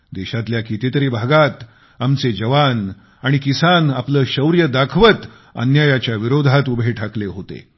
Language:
Marathi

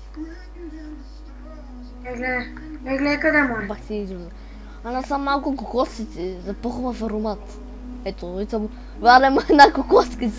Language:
Bulgarian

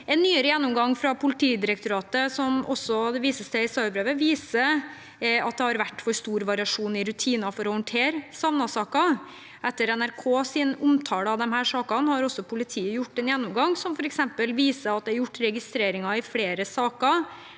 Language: Norwegian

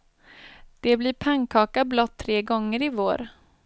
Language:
Swedish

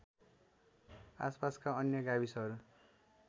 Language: Nepali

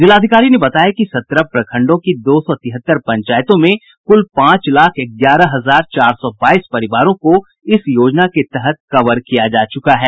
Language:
Hindi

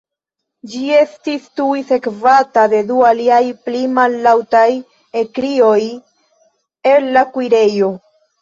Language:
Esperanto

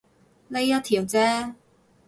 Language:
Cantonese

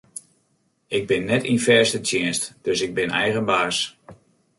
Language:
Western Frisian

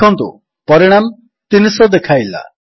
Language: Odia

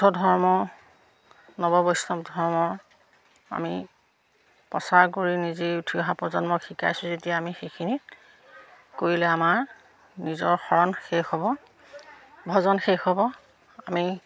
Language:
Assamese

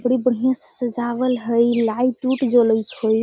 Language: Magahi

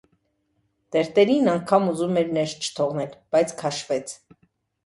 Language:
Armenian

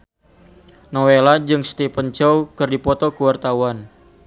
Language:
Sundanese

